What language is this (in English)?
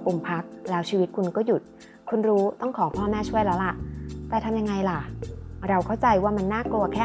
Thai